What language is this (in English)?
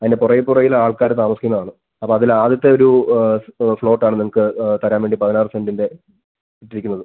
Malayalam